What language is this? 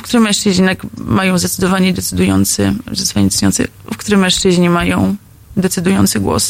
Polish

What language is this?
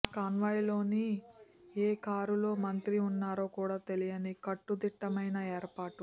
Telugu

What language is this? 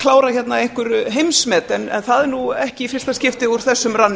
Icelandic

